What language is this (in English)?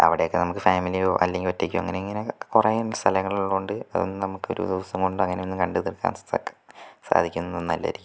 Malayalam